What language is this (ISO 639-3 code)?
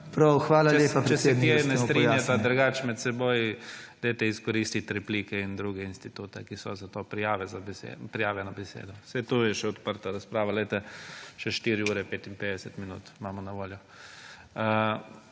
slv